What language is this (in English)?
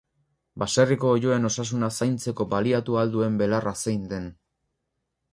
Basque